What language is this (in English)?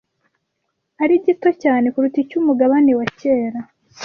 Kinyarwanda